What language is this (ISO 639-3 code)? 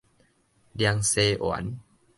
nan